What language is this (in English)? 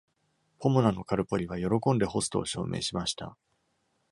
Japanese